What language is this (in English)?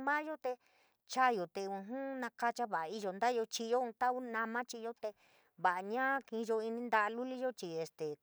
San Miguel El Grande Mixtec